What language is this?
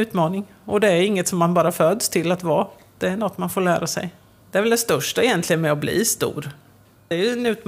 Swedish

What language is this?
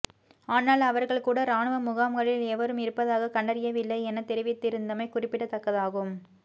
Tamil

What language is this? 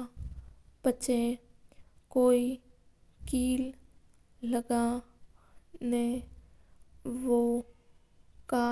Mewari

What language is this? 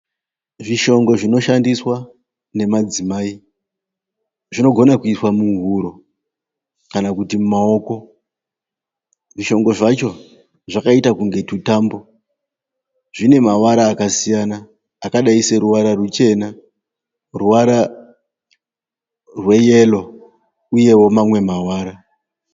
Shona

